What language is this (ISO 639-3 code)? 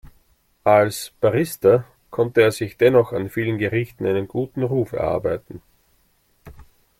deu